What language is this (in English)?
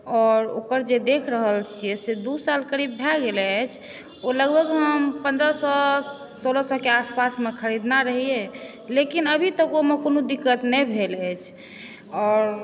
Maithili